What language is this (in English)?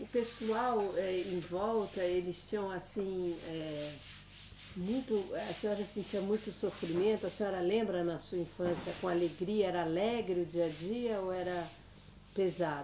Portuguese